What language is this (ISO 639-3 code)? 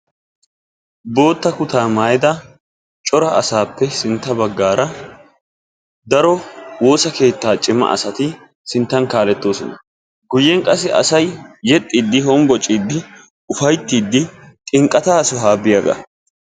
wal